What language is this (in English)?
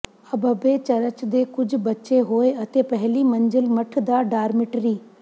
Punjabi